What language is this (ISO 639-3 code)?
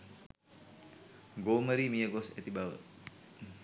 sin